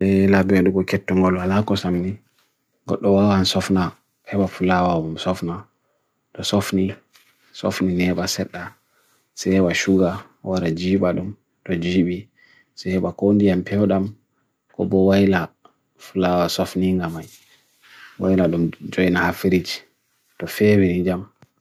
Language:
Bagirmi Fulfulde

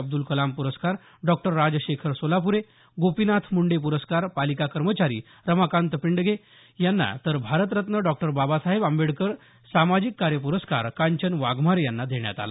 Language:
Marathi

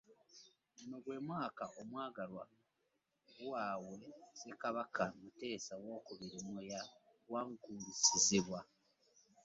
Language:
Ganda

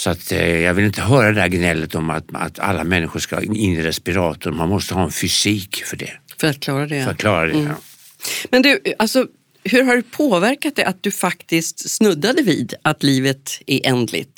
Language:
Swedish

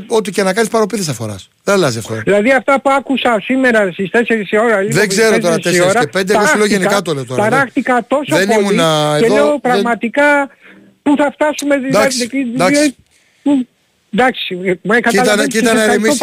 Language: Greek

